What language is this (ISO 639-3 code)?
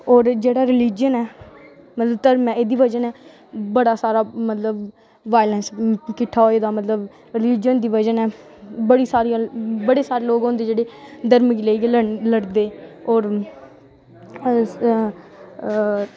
doi